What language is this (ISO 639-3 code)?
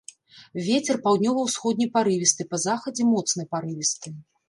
bel